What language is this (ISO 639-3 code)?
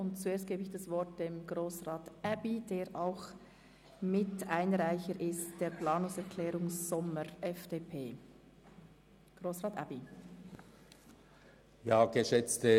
gsw